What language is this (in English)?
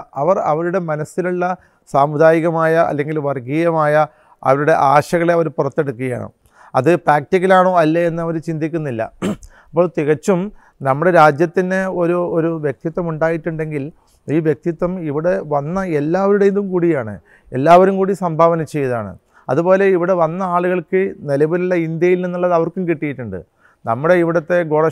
Malayalam